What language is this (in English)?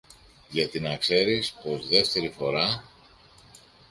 Greek